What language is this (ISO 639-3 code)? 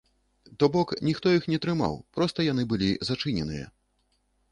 bel